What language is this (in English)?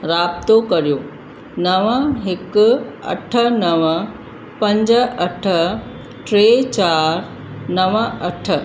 Sindhi